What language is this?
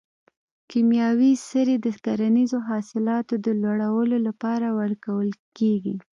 Pashto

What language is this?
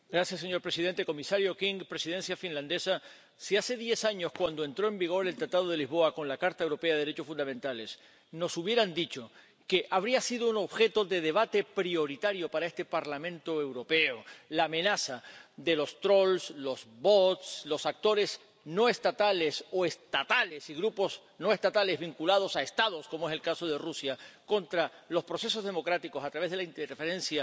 Spanish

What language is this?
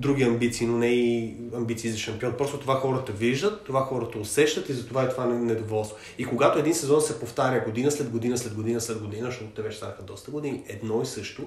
Bulgarian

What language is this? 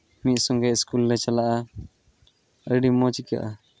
Santali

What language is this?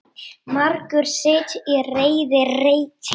Icelandic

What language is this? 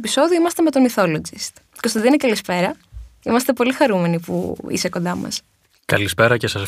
Greek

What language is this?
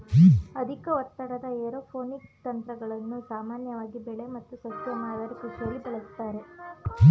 Kannada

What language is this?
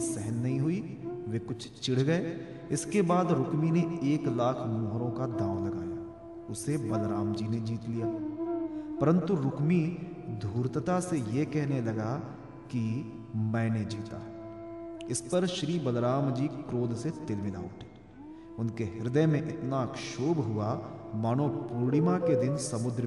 Hindi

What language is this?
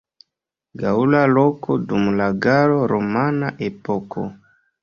Esperanto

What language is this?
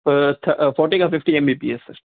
Sindhi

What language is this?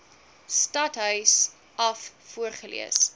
Afrikaans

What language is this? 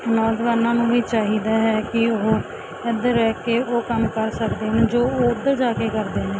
Punjabi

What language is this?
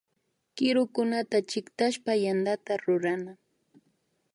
Imbabura Highland Quichua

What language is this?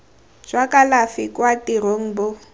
Tswana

